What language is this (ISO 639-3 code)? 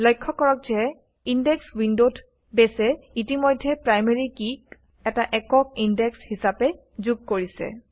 asm